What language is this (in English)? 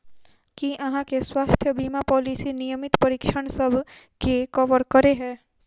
Maithili